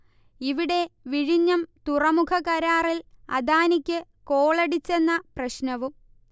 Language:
Malayalam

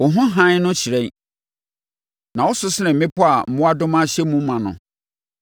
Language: Akan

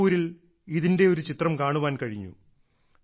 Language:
Malayalam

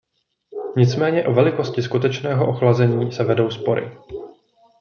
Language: Czech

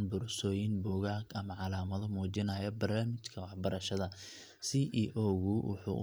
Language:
Somali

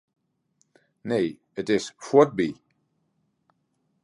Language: Western Frisian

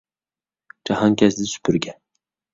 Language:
Uyghur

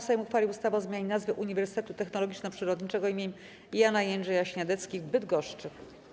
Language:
Polish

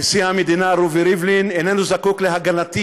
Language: Hebrew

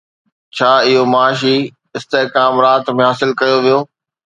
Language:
Sindhi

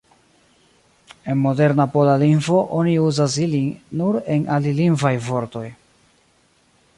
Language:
Esperanto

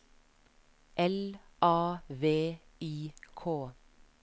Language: Norwegian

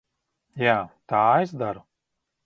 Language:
Latvian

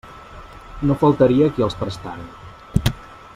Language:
Catalan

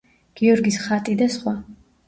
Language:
Georgian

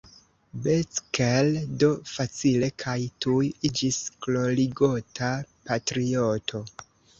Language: Esperanto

